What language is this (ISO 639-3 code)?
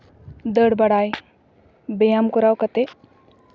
sat